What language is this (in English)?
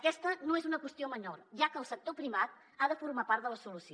Catalan